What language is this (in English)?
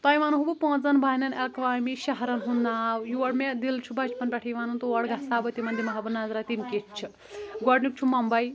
Kashmiri